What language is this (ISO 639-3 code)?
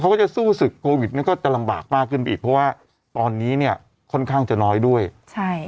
tha